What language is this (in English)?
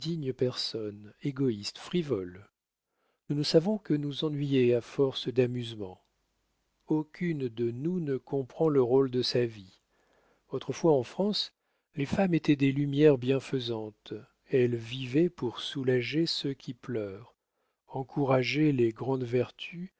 French